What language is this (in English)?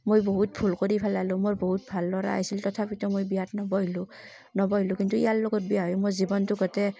Assamese